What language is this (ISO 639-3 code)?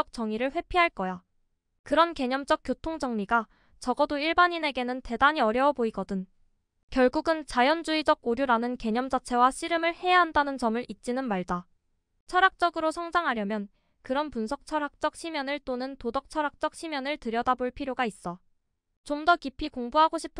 kor